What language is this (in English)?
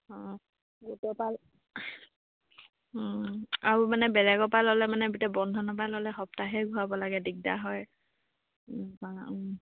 Assamese